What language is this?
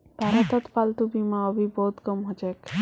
Magahi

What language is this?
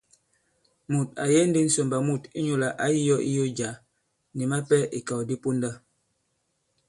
Bankon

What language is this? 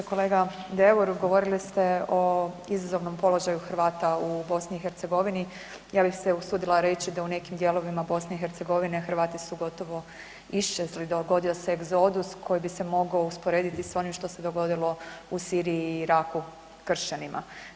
Croatian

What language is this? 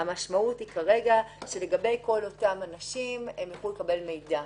Hebrew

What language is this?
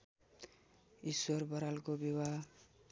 Nepali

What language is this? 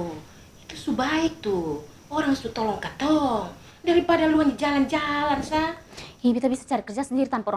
Indonesian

